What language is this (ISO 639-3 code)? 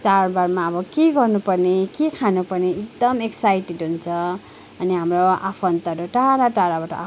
nep